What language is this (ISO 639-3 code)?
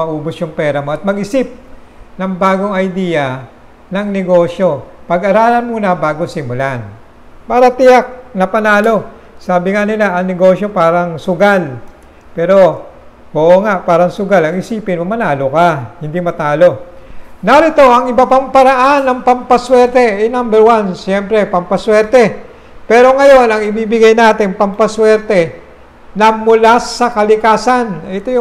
fil